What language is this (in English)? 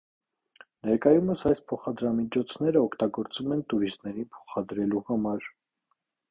Armenian